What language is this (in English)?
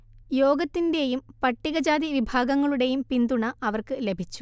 Malayalam